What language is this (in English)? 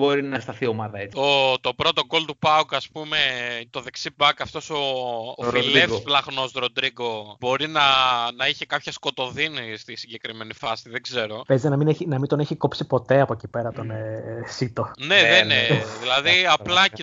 Greek